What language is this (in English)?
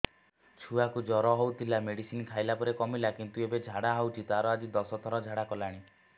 Odia